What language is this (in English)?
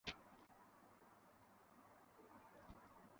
Bangla